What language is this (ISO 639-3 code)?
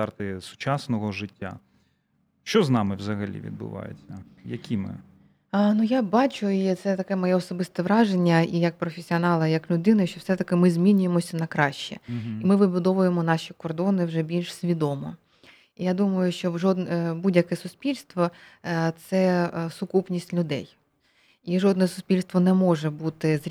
ukr